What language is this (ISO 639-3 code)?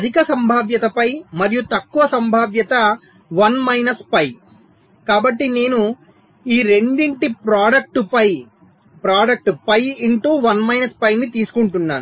tel